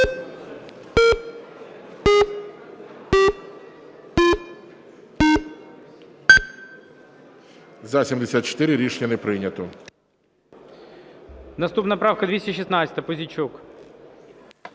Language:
Ukrainian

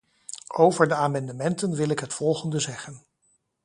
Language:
Dutch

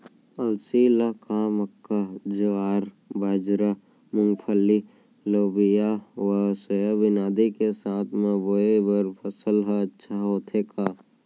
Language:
Chhattisgarhi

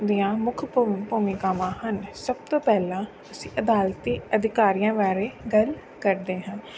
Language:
Punjabi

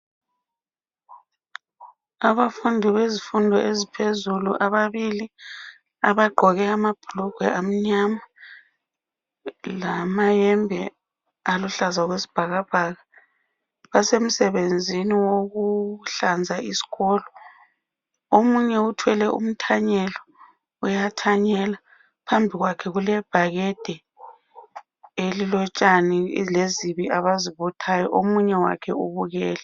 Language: North Ndebele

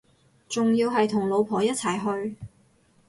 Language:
Cantonese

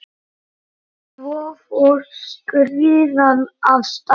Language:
Icelandic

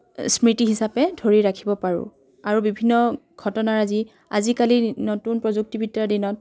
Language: Assamese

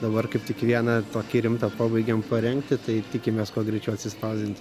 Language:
Lithuanian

